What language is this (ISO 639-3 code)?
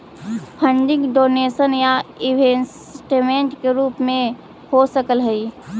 mag